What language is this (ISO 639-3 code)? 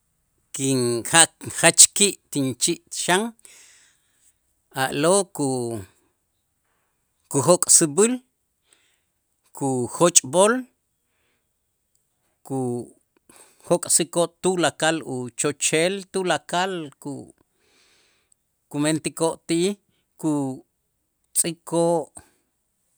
itz